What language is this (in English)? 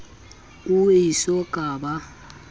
Southern Sotho